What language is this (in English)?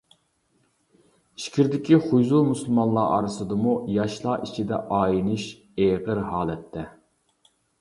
Uyghur